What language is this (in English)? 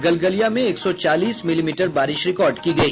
Hindi